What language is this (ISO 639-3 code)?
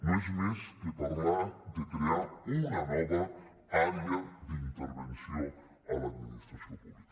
cat